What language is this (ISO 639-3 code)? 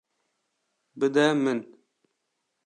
kur